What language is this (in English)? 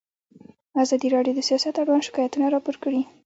Pashto